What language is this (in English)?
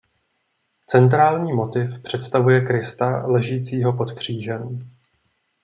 Czech